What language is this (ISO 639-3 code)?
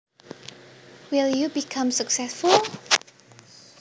jav